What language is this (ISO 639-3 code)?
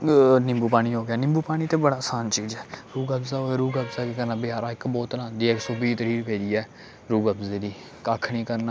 doi